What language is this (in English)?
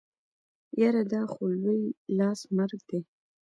Pashto